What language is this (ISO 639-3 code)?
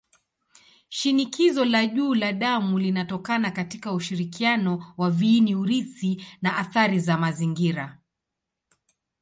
swa